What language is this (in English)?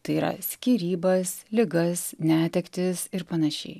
Lithuanian